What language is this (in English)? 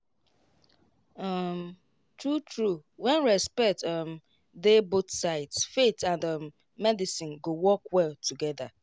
Nigerian Pidgin